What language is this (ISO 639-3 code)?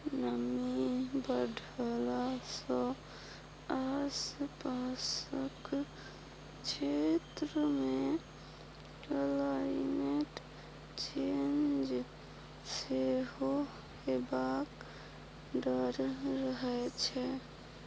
mai